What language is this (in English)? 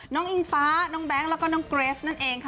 Thai